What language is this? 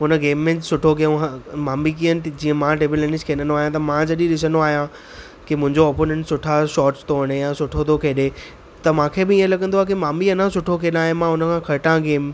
Sindhi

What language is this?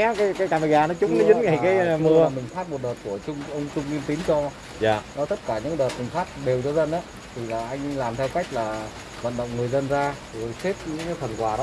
Vietnamese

